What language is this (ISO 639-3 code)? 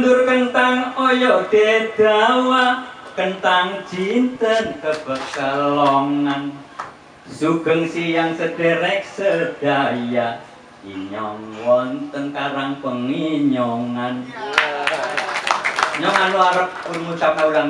ind